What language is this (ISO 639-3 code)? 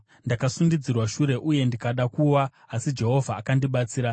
sna